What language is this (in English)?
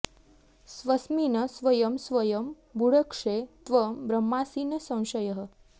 Sanskrit